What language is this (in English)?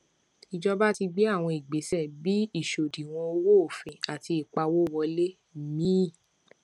Yoruba